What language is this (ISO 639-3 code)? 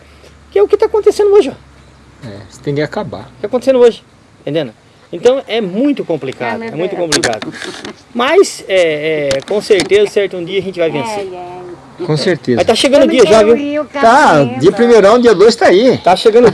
por